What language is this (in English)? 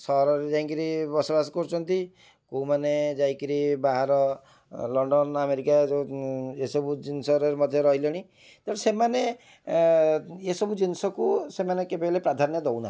Odia